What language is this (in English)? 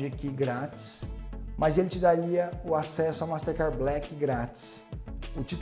Portuguese